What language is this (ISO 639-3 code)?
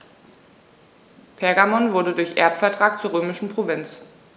deu